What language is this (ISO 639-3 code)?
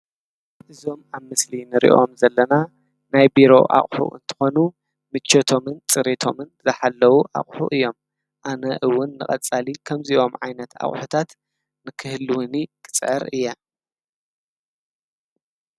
tir